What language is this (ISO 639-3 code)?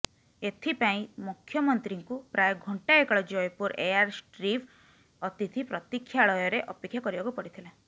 ori